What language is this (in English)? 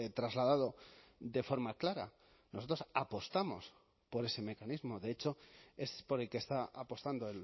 Spanish